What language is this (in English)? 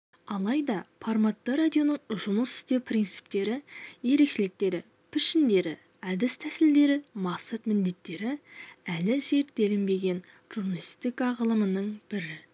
Kazakh